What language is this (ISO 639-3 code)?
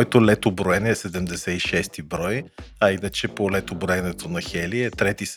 bul